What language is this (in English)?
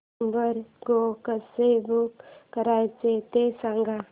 Marathi